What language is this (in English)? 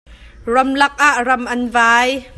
Hakha Chin